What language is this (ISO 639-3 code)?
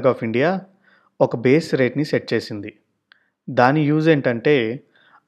tel